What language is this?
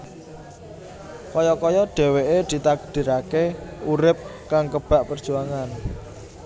Javanese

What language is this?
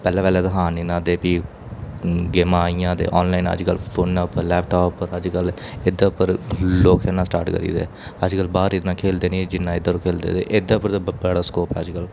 Dogri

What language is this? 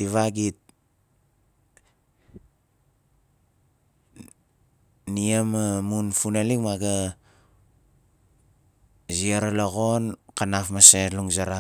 Nalik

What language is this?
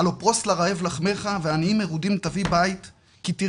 Hebrew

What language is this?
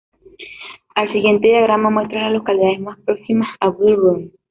Spanish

